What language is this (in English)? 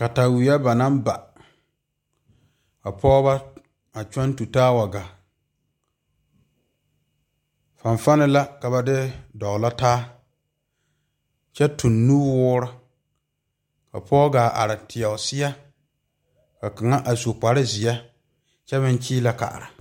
Southern Dagaare